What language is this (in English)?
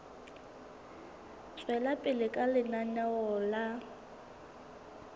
Southern Sotho